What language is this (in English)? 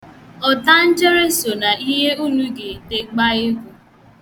Igbo